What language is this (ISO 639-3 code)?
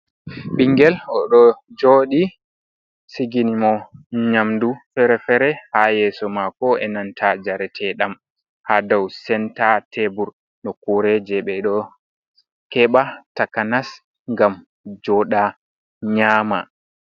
ful